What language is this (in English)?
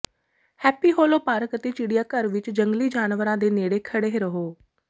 Punjabi